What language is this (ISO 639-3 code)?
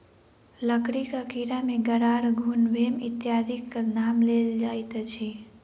mai